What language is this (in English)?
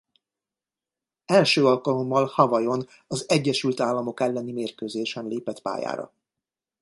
Hungarian